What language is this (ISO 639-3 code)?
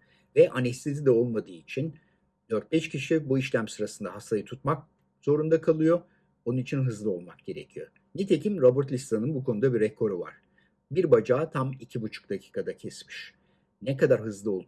tur